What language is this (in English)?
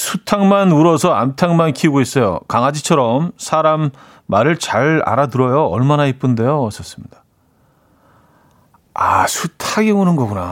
Korean